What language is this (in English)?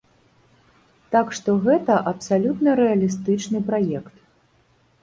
Belarusian